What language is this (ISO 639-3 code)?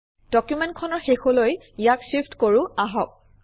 asm